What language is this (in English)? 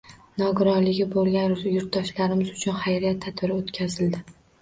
Uzbek